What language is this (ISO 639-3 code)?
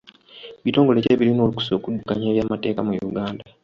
lug